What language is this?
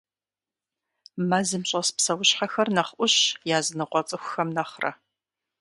Kabardian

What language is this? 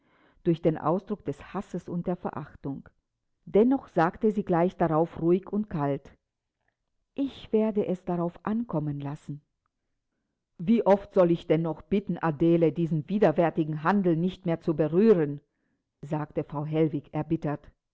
German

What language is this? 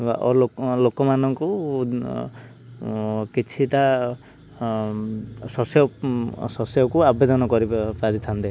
Odia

